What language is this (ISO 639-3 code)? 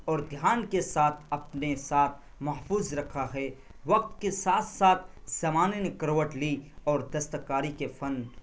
urd